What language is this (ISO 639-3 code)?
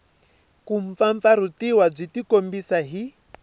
tso